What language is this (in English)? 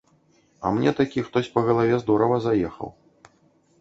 Belarusian